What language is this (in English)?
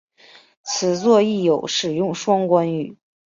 Chinese